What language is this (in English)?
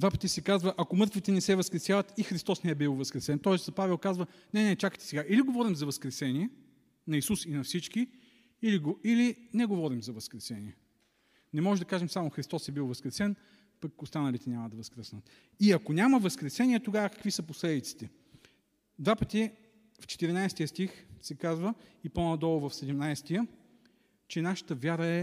Bulgarian